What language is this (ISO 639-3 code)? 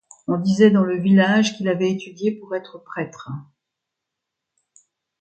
fra